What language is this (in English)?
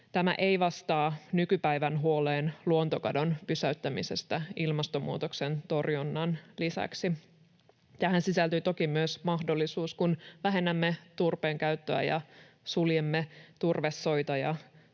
Finnish